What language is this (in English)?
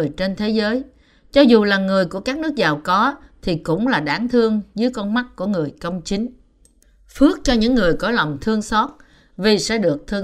Vietnamese